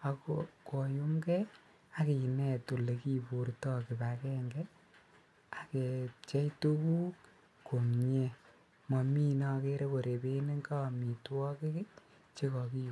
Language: Kalenjin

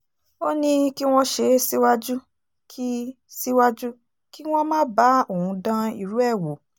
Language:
Yoruba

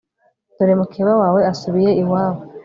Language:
Kinyarwanda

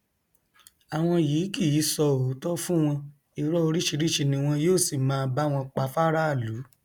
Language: Yoruba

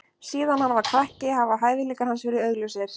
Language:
Icelandic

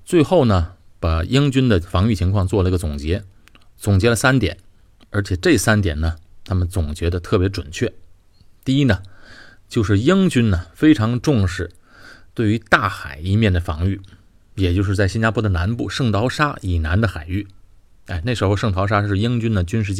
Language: Chinese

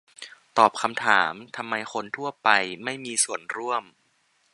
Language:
Thai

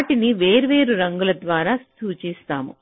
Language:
Telugu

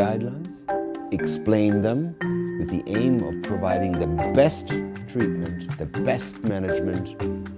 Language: English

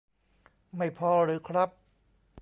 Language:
Thai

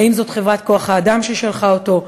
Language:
Hebrew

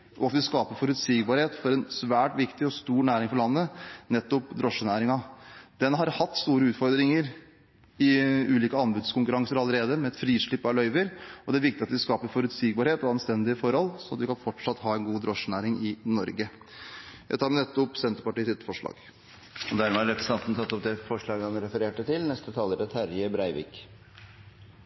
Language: Norwegian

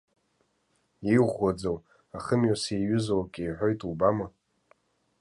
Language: Abkhazian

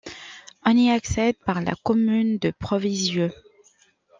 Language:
French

